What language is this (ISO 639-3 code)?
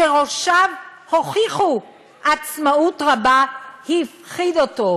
heb